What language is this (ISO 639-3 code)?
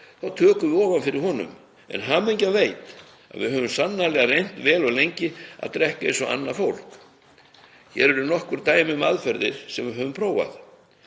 isl